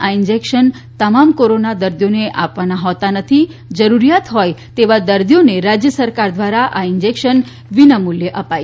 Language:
Gujarati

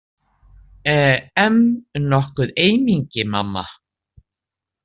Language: Icelandic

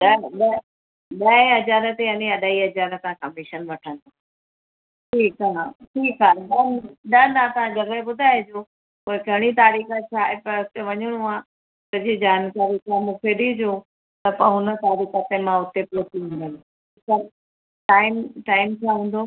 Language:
Sindhi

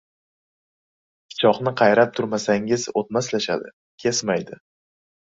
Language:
Uzbek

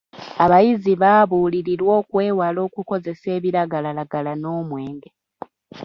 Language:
Ganda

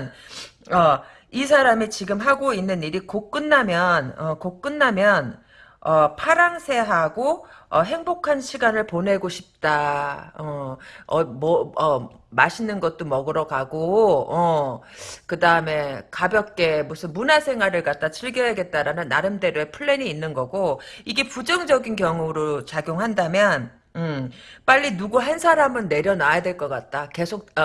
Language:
Korean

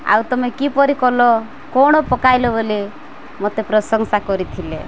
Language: Odia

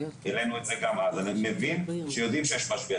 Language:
Hebrew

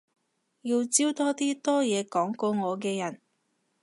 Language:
Cantonese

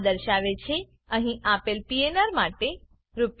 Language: Gujarati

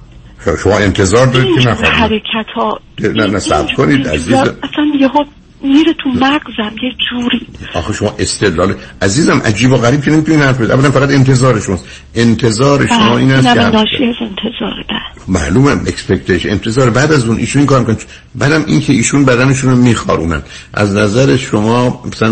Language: Persian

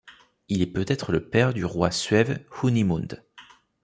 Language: French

